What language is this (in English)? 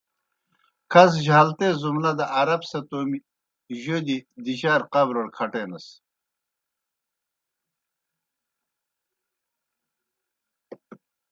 Kohistani Shina